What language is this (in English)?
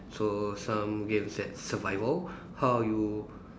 English